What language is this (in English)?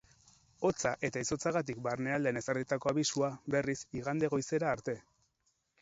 Basque